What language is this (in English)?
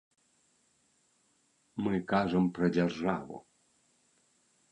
Belarusian